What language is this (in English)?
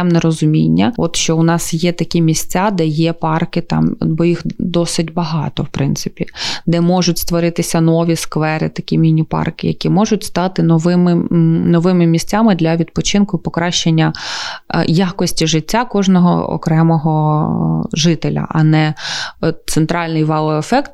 Ukrainian